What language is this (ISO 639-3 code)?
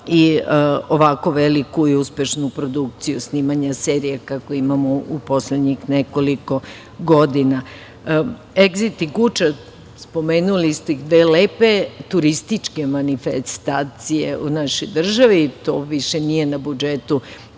srp